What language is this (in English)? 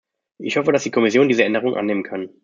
German